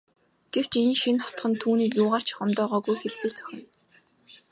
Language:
Mongolian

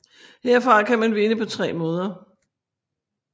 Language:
Danish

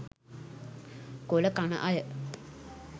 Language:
Sinhala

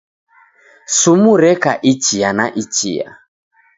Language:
Taita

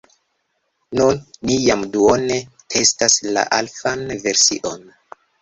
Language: Esperanto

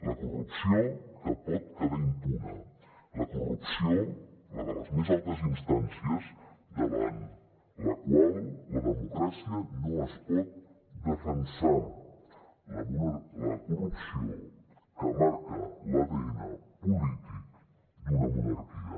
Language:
Catalan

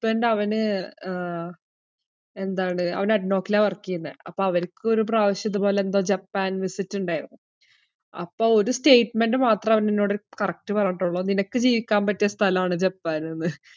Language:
Malayalam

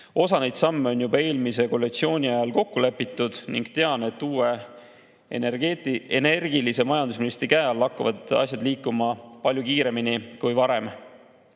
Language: Estonian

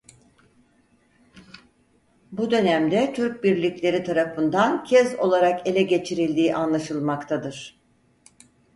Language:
Turkish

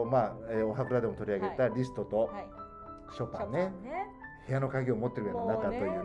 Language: Japanese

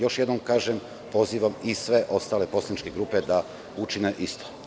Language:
Serbian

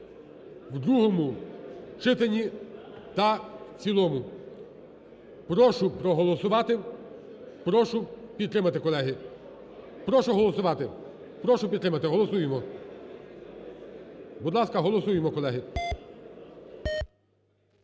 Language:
Ukrainian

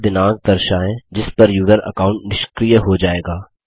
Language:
Hindi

